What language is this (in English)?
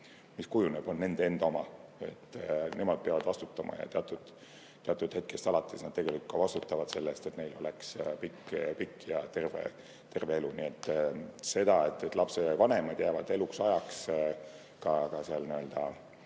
Estonian